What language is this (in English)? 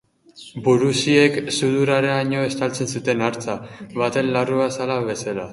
Basque